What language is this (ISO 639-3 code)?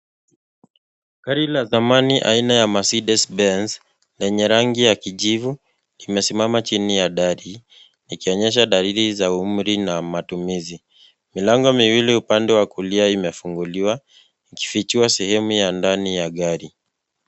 swa